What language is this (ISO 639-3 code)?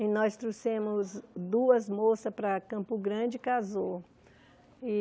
por